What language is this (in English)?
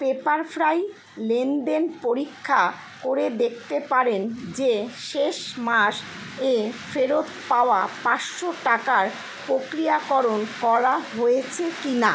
Bangla